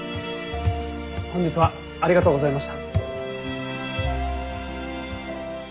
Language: Japanese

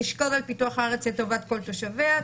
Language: Hebrew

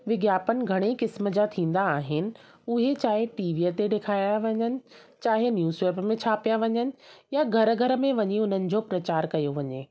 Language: Sindhi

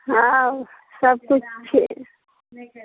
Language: Maithili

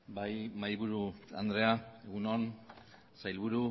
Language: Basque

